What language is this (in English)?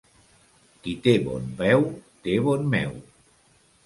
Catalan